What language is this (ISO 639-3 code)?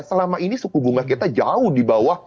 ind